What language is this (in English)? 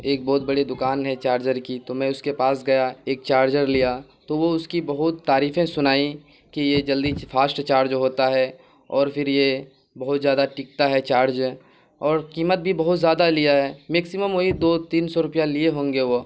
Urdu